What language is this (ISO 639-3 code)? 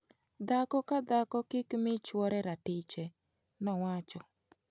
luo